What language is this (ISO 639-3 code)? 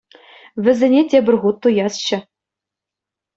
chv